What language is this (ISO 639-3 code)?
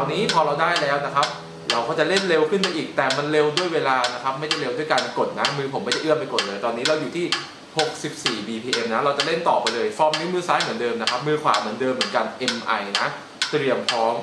tha